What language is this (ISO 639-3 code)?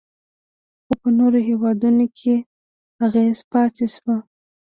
pus